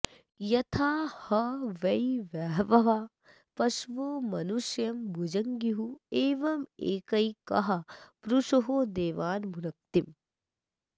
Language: Sanskrit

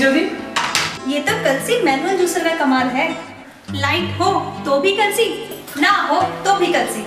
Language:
Hindi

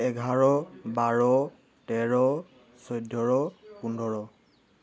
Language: Assamese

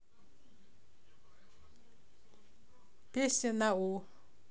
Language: Russian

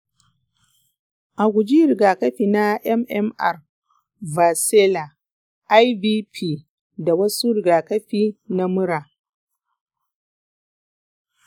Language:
Hausa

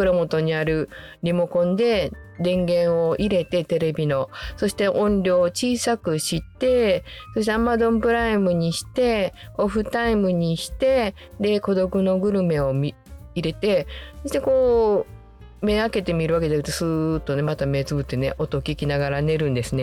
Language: Japanese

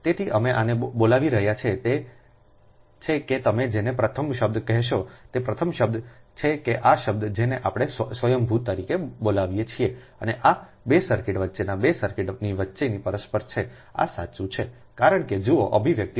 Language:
Gujarati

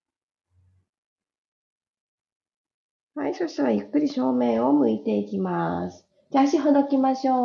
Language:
Japanese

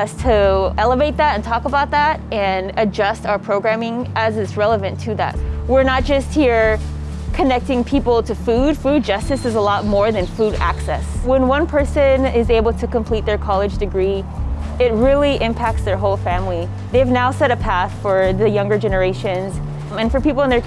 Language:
English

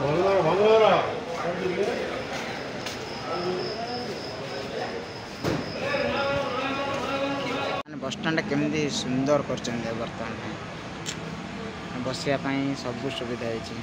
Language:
Bangla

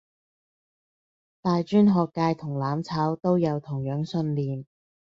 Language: Cantonese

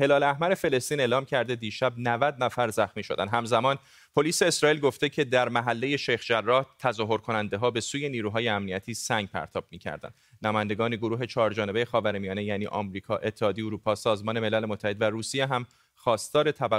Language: Persian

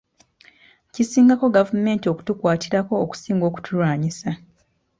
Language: Ganda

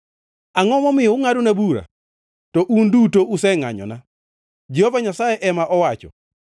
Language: Luo (Kenya and Tanzania)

